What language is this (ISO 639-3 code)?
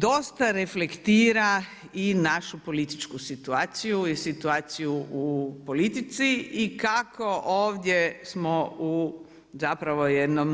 hrv